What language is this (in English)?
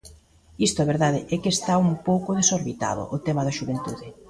Galician